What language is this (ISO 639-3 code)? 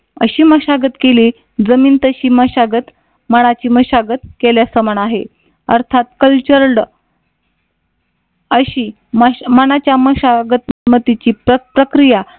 mar